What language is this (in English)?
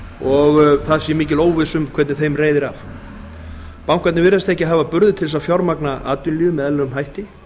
Icelandic